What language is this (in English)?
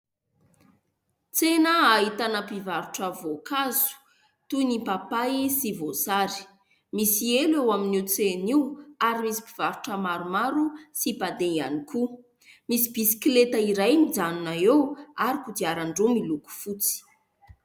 Malagasy